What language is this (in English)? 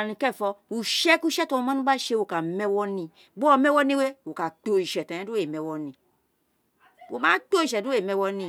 Isekiri